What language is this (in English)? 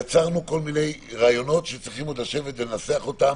Hebrew